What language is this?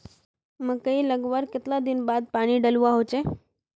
Magahi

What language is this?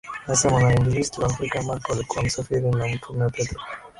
Swahili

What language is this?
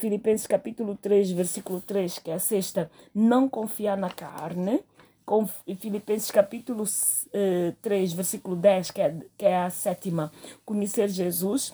Portuguese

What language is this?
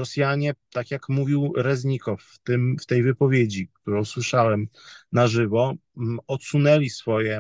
Polish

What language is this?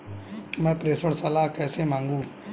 Hindi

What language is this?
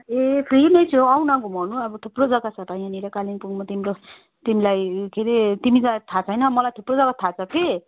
Nepali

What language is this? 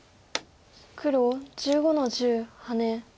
Japanese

